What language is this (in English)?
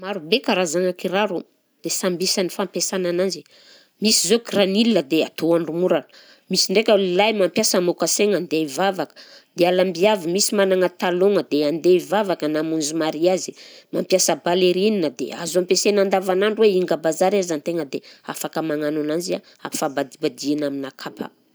Southern Betsimisaraka Malagasy